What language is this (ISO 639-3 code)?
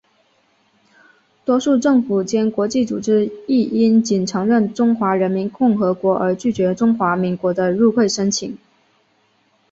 zho